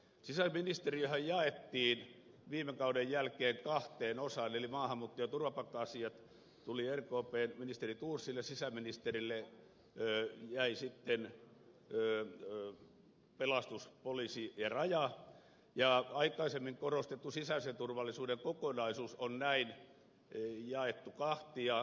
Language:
Finnish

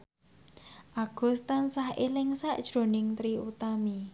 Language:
Javanese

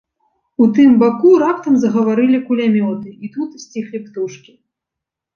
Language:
Belarusian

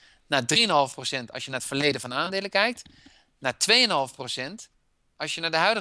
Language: Dutch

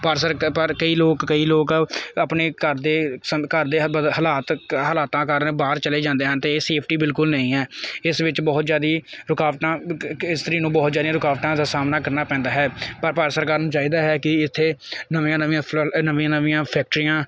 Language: Punjabi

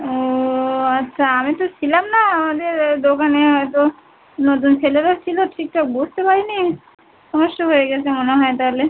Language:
Bangla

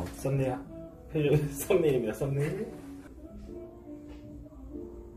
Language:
Korean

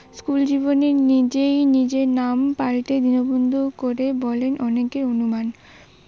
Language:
Bangla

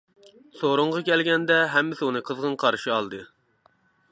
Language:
Uyghur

